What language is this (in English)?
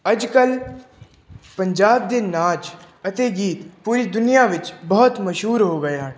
Punjabi